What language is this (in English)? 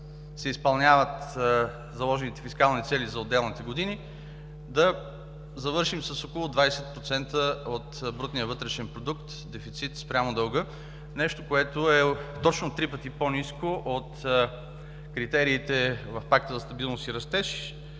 Bulgarian